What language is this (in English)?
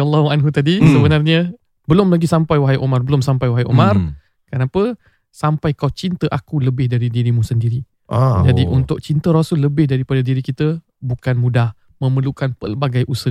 Malay